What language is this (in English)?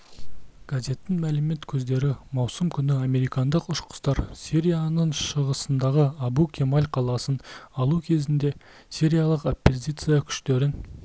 Kazakh